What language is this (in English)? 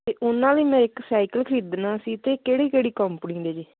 Punjabi